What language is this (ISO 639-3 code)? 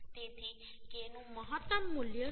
guj